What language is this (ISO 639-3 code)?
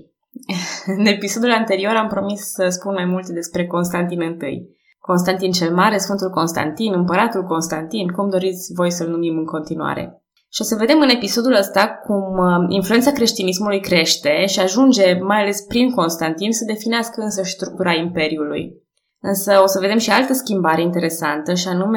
ron